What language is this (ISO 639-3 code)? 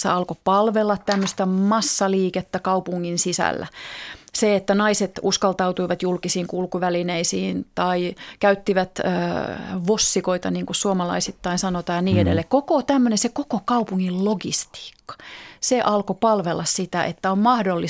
fin